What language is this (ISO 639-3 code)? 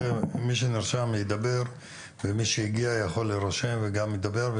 heb